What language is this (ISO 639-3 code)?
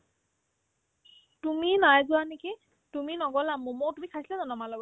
asm